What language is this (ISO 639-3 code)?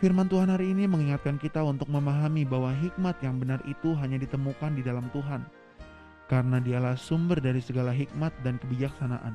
ind